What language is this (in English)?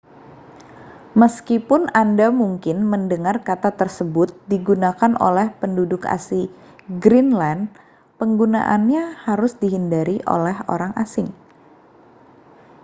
Indonesian